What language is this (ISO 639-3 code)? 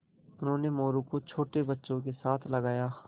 hin